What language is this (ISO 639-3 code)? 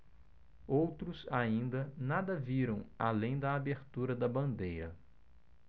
por